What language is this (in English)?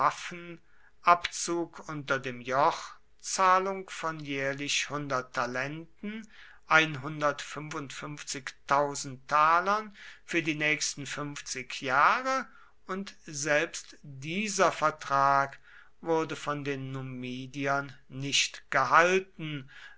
German